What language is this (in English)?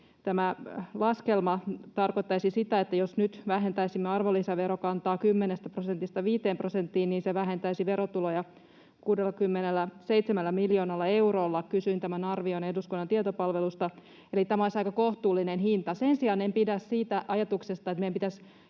Finnish